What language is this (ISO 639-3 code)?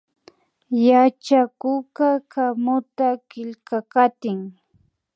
qvi